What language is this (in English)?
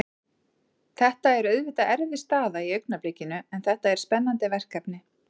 Icelandic